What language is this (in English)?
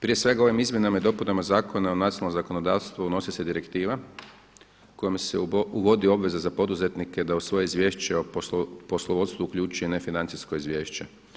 Croatian